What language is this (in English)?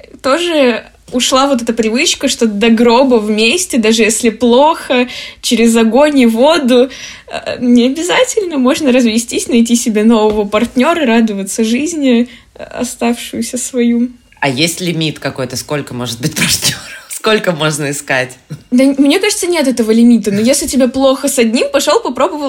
Russian